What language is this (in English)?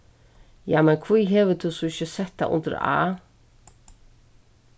Faroese